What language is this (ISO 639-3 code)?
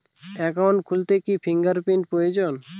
ben